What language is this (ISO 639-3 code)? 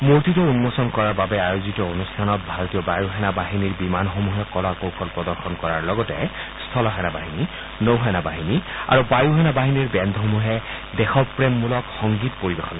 asm